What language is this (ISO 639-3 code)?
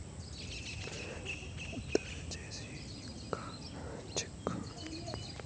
tel